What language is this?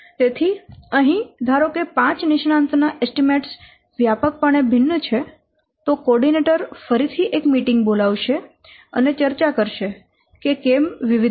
Gujarati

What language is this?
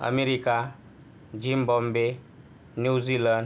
Marathi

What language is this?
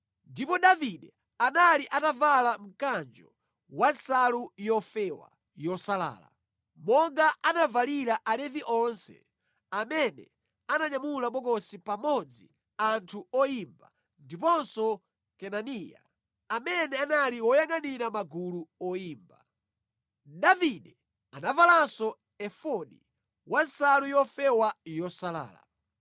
Nyanja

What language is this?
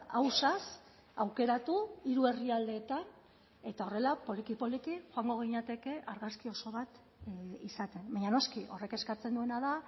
Basque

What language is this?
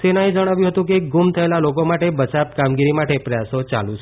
Gujarati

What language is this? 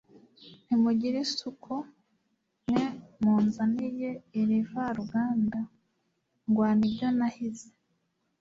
Kinyarwanda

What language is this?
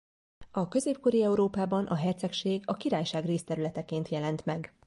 Hungarian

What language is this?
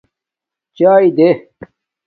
Domaaki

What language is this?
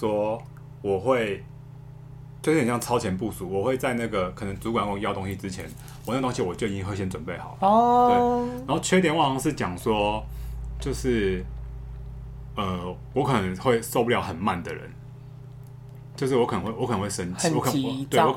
Chinese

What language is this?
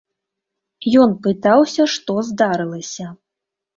Belarusian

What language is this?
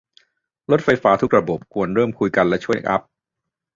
Thai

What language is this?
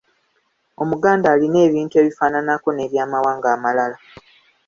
Ganda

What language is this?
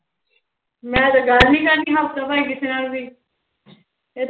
Punjabi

